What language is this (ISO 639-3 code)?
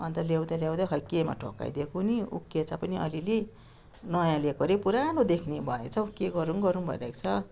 nep